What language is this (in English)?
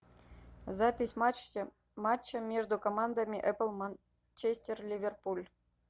Russian